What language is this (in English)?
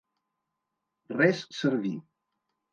Catalan